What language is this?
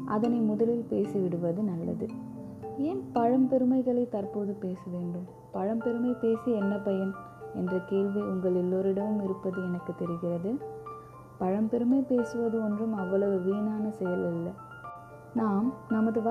Tamil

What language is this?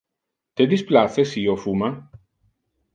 Interlingua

